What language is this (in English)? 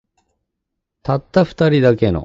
Japanese